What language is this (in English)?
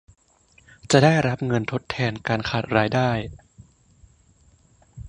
Thai